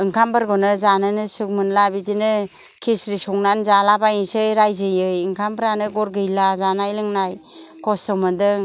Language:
Bodo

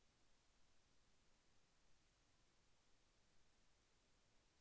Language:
Telugu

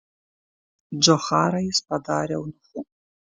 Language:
Lithuanian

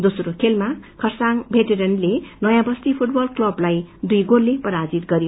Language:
Nepali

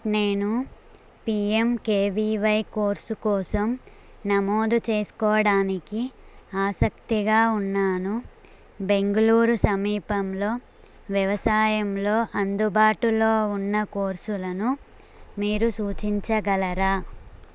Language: Telugu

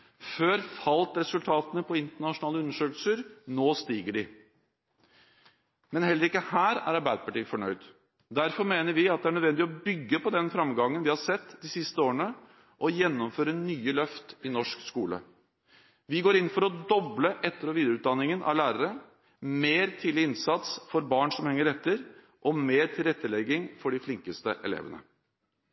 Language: Norwegian Bokmål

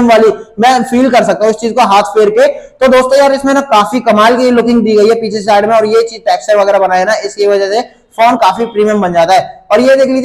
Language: Hindi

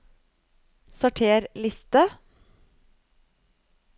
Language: Norwegian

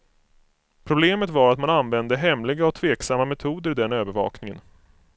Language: Swedish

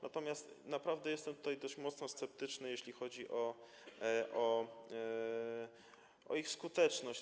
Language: Polish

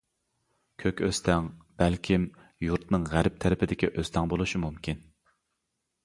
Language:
Uyghur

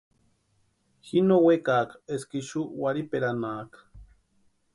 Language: Western Highland Purepecha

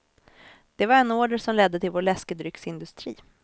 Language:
Swedish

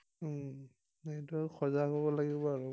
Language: Assamese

